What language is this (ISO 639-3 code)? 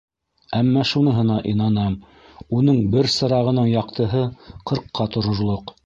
bak